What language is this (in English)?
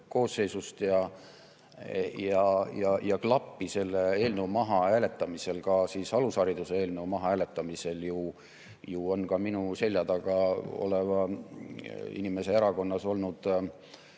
Estonian